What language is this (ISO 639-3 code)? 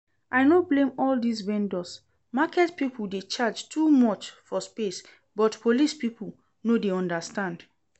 pcm